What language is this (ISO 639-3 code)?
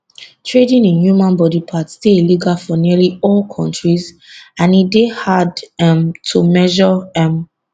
pcm